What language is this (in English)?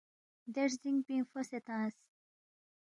Balti